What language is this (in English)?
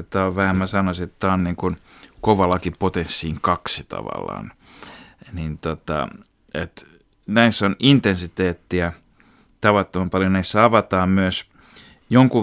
Finnish